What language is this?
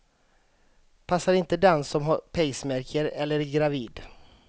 Swedish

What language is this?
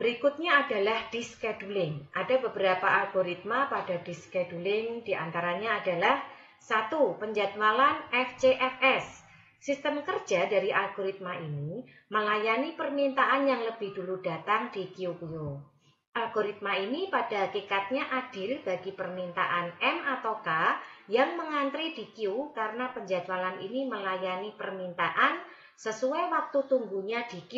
Indonesian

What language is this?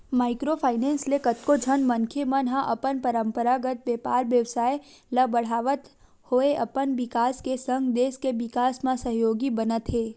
Chhattisgarhi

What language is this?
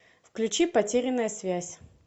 Russian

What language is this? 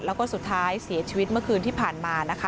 Thai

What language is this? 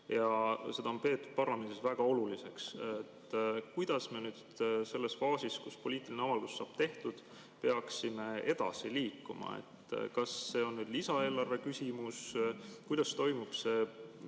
Estonian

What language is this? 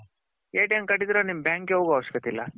Kannada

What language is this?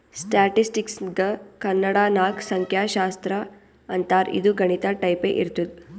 Kannada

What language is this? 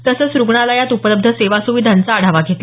Marathi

